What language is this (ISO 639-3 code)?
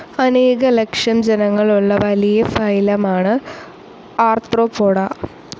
mal